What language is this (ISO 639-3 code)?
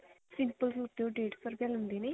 pan